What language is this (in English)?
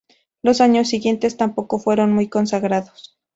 Spanish